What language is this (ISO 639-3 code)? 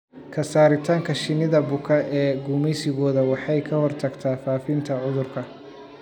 som